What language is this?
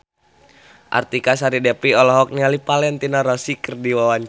Sundanese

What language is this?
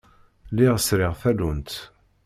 Kabyle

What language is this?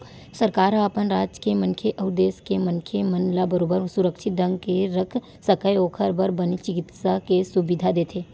Chhattisgarhi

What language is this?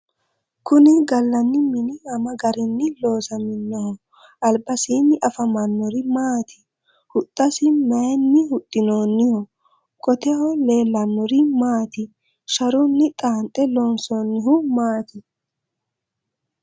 Sidamo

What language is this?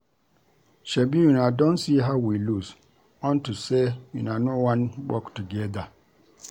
Nigerian Pidgin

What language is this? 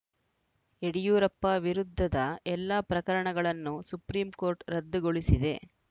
Kannada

